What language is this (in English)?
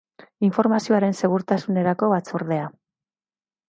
Basque